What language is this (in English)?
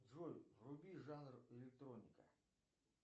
Russian